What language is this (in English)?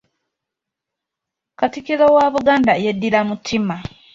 Ganda